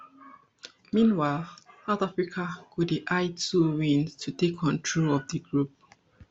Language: Nigerian Pidgin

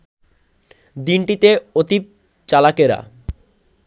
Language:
Bangla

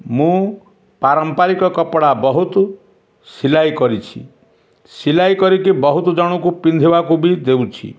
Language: Odia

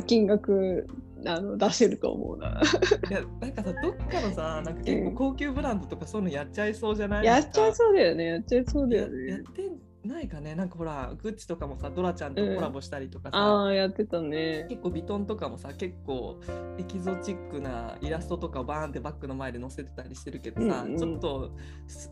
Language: Japanese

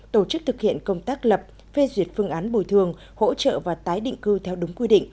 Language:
Vietnamese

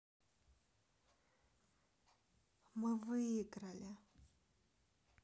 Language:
Russian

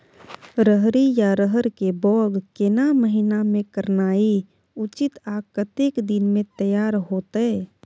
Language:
Maithili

